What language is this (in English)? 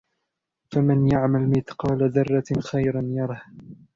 Arabic